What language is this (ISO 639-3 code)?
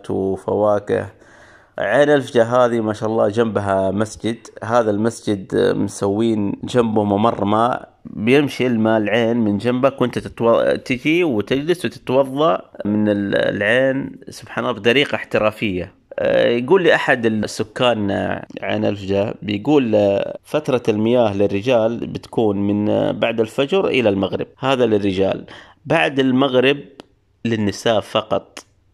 ara